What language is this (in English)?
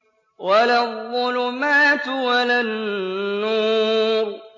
Arabic